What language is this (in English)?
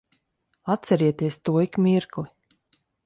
Latvian